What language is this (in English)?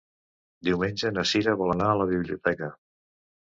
Catalan